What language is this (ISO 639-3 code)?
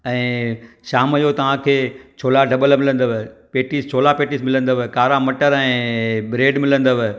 snd